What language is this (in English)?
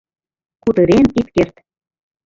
Mari